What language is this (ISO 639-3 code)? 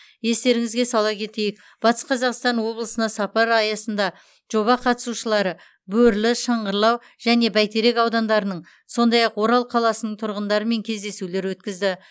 kaz